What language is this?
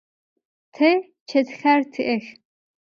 Adyghe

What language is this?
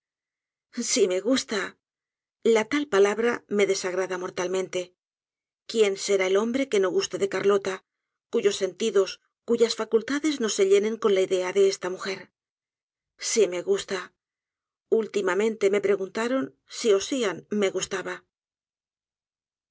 Spanish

